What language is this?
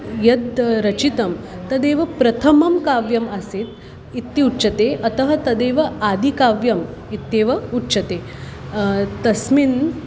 Sanskrit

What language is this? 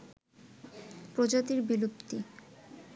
Bangla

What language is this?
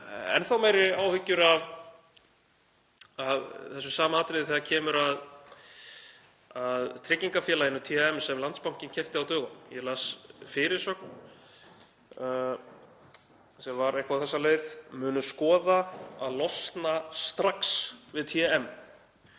Icelandic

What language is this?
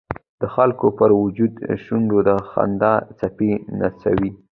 Pashto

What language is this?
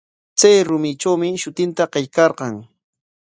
Corongo Ancash Quechua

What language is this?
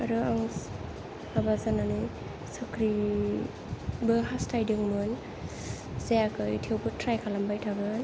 Bodo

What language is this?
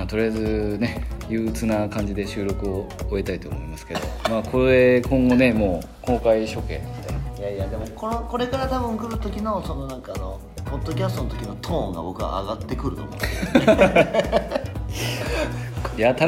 Japanese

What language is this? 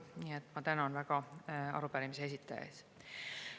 Estonian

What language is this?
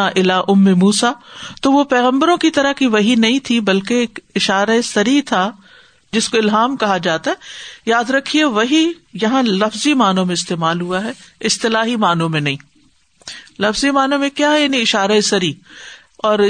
Urdu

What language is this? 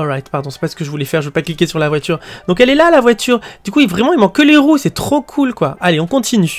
French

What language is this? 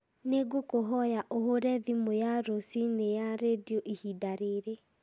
Kikuyu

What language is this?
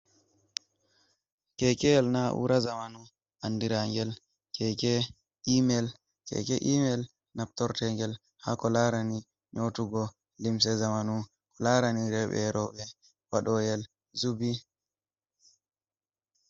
Fula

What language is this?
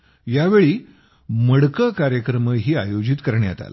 Marathi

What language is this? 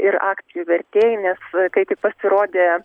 Lithuanian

